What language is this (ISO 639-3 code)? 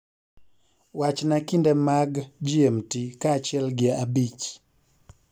luo